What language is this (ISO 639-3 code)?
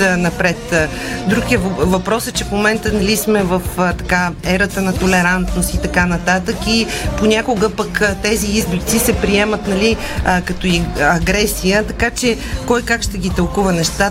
bul